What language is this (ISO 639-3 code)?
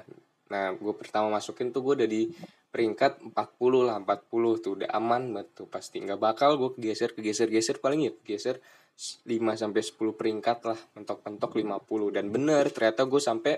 ind